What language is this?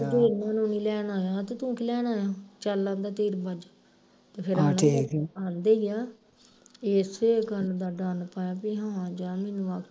Punjabi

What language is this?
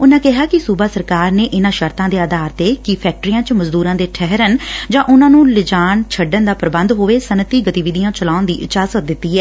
Punjabi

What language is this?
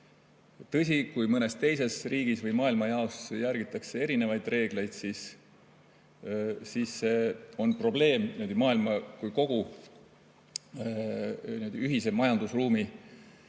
Estonian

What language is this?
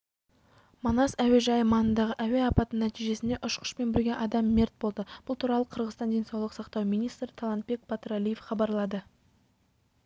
Kazakh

